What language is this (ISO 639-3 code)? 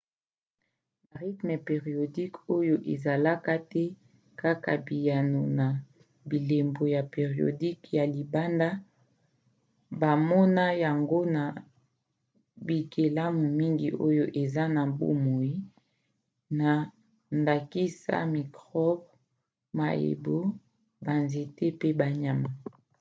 lin